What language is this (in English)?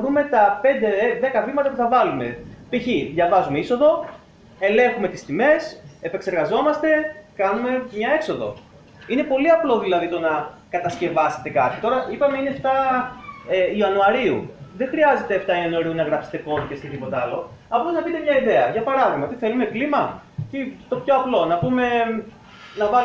Greek